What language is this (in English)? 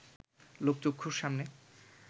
Bangla